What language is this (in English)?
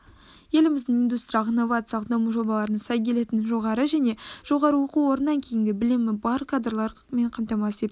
Kazakh